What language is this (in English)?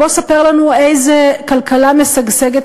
Hebrew